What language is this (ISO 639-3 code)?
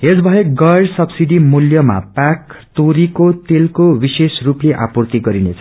nep